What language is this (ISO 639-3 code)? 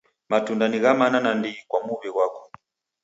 dav